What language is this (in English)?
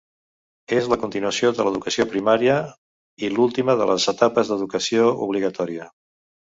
Catalan